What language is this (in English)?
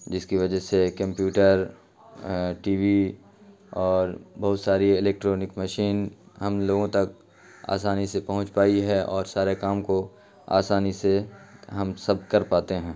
Urdu